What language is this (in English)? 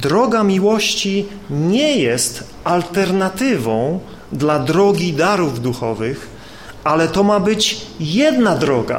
Polish